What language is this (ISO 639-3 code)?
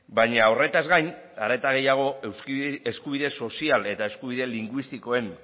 eus